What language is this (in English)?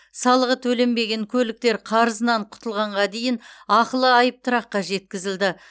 Kazakh